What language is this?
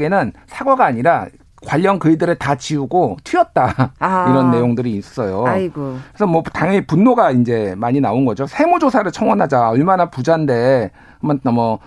Korean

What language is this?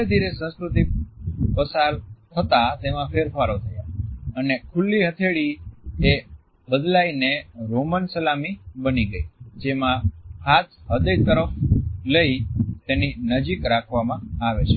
Gujarati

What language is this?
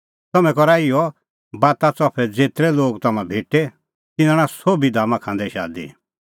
Kullu Pahari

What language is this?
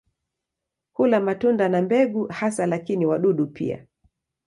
Swahili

